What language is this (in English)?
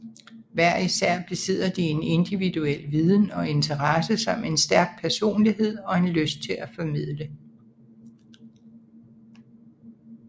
Danish